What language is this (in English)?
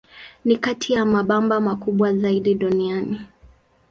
Swahili